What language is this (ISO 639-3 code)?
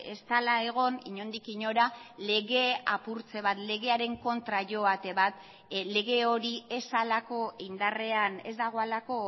eus